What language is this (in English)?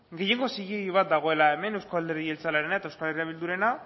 Basque